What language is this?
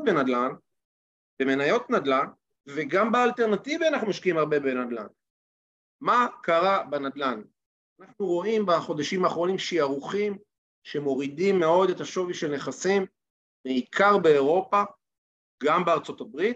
Hebrew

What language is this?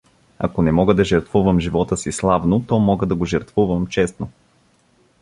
Bulgarian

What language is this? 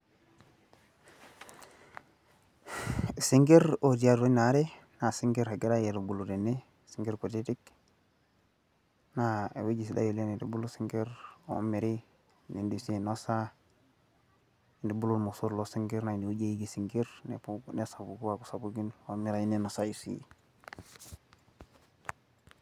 Masai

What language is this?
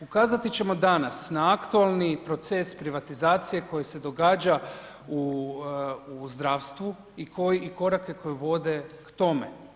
Croatian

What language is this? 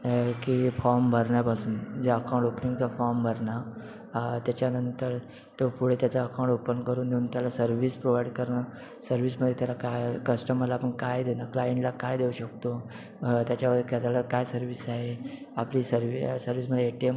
Marathi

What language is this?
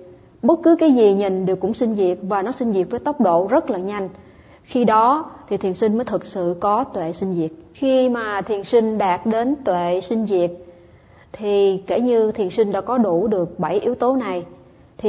Vietnamese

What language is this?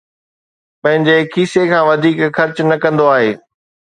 Sindhi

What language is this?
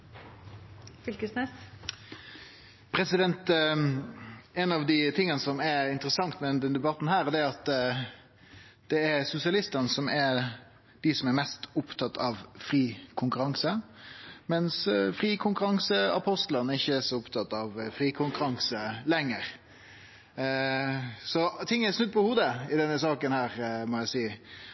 Norwegian Nynorsk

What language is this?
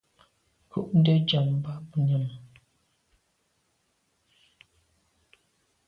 Medumba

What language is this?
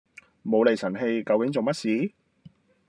Cantonese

